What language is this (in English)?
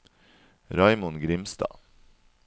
Norwegian